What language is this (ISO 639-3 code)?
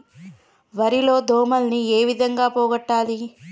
tel